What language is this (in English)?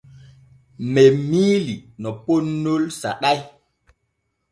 Borgu Fulfulde